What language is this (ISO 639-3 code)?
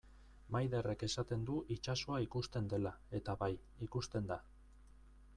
eus